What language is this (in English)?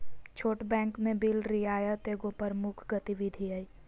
Magahi